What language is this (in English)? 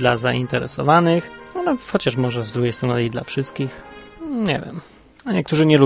Polish